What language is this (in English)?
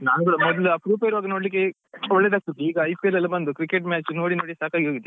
Kannada